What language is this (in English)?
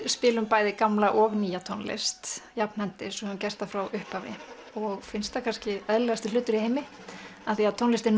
Icelandic